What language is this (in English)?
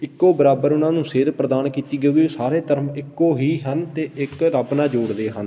Punjabi